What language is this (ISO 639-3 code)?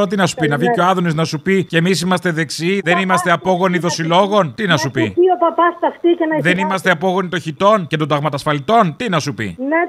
ell